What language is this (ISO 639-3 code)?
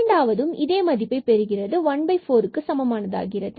tam